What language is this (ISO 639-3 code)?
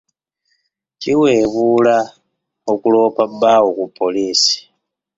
lug